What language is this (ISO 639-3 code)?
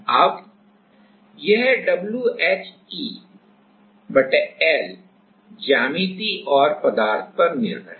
hin